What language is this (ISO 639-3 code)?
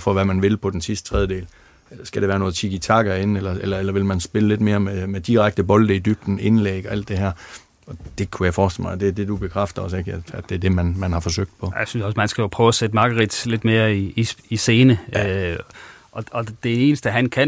dan